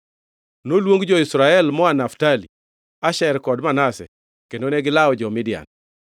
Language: Luo (Kenya and Tanzania)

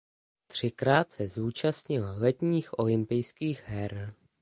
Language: Czech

